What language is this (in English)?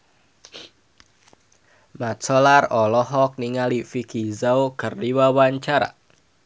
Sundanese